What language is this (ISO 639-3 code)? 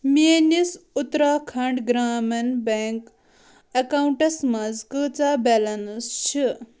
kas